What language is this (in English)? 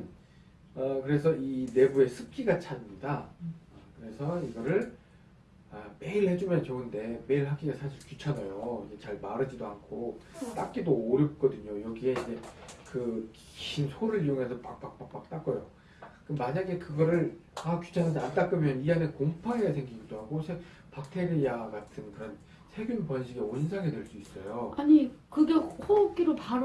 Korean